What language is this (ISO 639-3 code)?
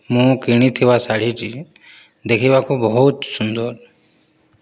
ori